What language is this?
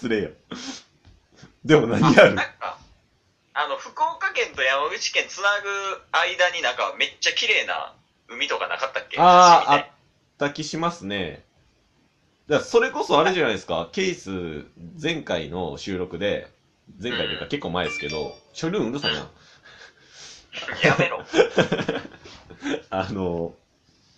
Japanese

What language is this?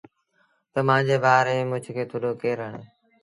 Sindhi Bhil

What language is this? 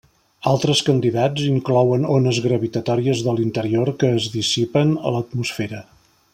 Catalan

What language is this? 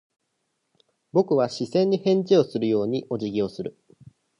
Japanese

